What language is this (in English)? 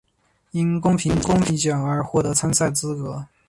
Chinese